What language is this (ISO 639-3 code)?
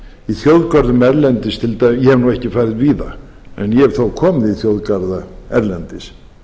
isl